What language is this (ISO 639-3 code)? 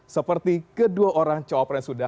ind